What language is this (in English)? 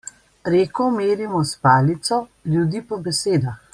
Slovenian